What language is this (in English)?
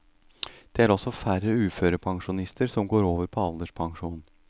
Norwegian